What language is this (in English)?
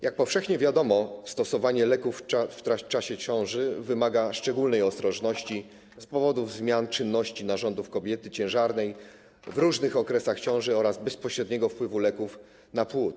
Polish